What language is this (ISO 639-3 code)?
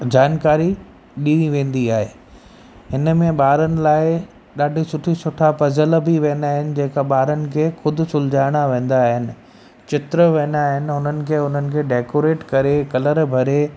snd